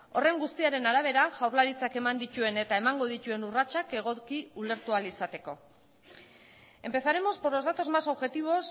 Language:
Basque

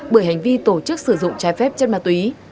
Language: Vietnamese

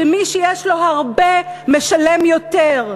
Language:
Hebrew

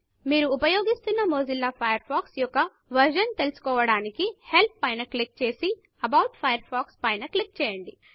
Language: Telugu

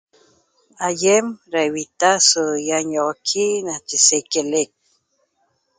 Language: Toba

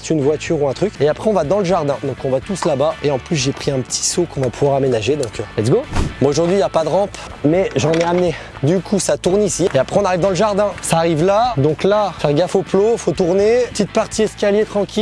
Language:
French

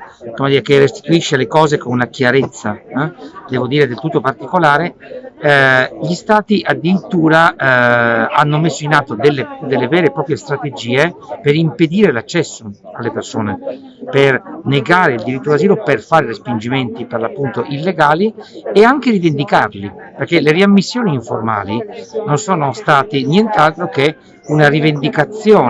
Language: Italian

